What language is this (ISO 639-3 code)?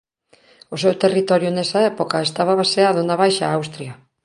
glg